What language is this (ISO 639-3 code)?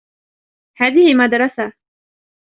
ara